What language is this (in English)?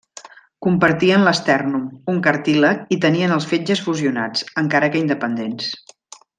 Catalan